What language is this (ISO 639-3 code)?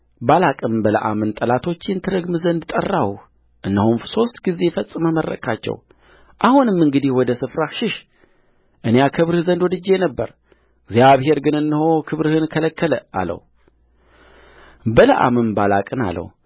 amh